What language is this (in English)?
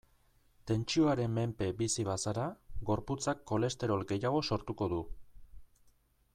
Basque